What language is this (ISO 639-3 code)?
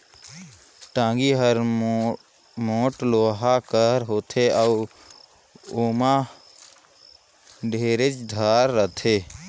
hne